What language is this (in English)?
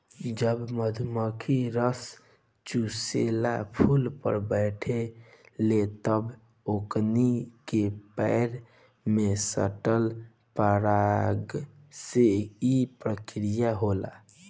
Bhojpuri